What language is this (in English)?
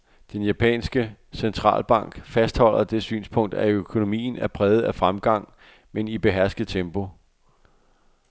Danish